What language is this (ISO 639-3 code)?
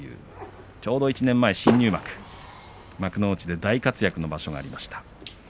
jpn